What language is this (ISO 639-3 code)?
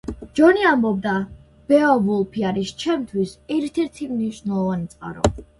kat